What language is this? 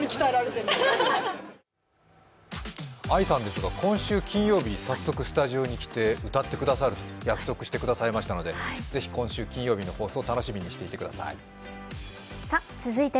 Japanese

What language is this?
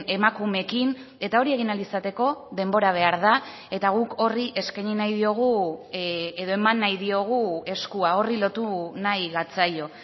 Basque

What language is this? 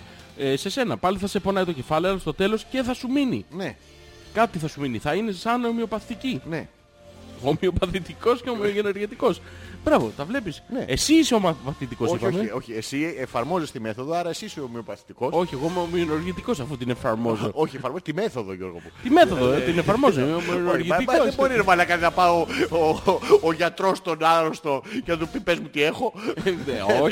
Greek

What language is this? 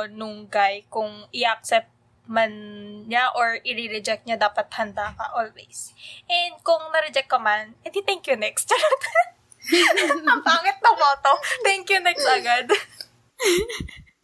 Filipino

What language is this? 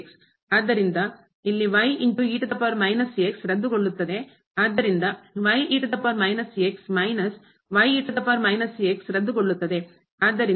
Kannada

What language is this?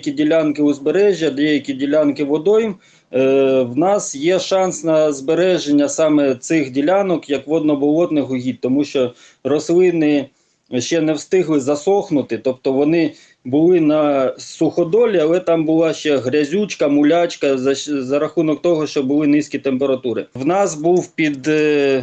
Ukrainian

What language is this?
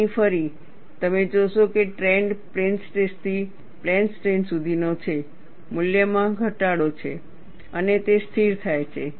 Gujarati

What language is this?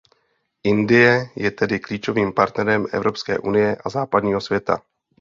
Czech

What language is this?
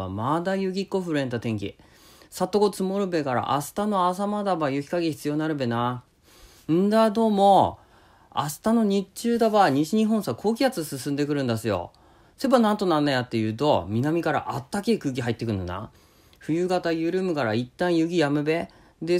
Japanese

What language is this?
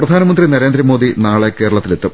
Malayalam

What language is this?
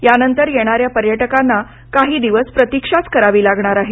Marathi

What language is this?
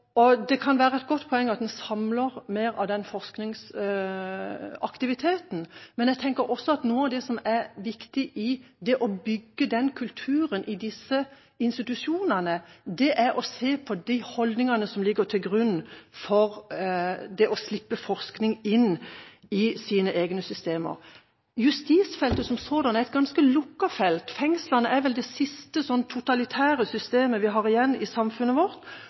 Norwegian Bokmål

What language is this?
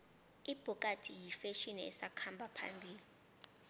South Ndebele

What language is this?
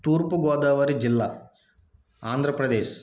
Telugu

